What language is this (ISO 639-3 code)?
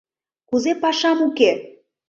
chm